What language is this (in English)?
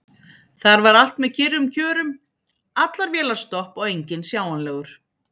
Icelandic